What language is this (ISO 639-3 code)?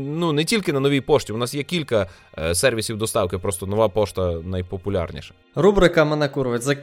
ukr